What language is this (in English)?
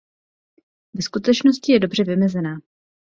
Czech